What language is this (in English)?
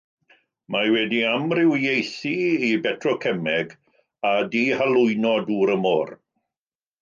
Welsh